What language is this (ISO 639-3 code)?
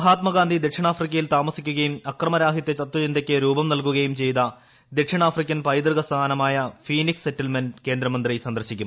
mal